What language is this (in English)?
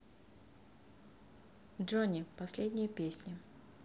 Russian